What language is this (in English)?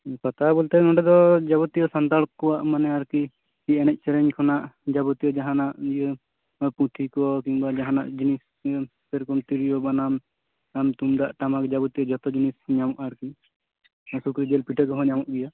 Santali